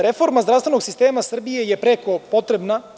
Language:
Serbian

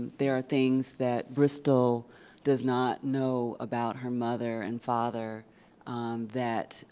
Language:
English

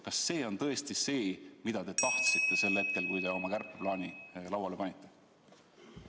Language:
Estonian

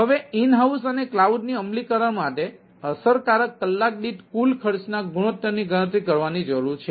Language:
Gujarati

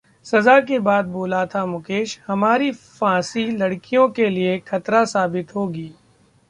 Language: Hindi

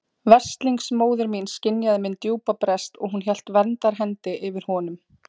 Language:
Icelandic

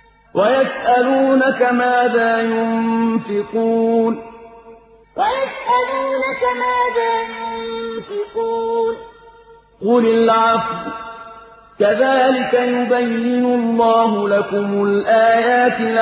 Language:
Arabic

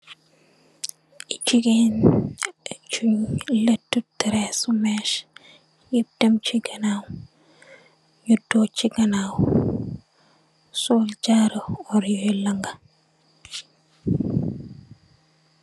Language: Wolof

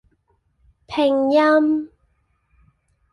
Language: Cantonese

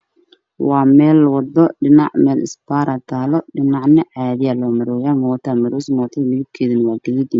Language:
Somali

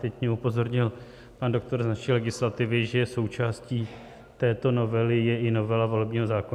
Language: Czech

